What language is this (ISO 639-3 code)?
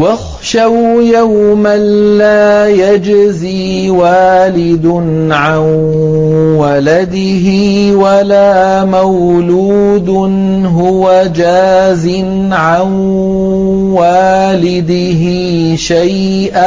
ara